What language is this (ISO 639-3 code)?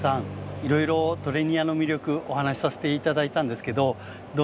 jpn